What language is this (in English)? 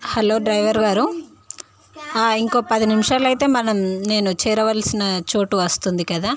Telugu